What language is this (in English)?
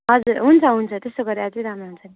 Nepali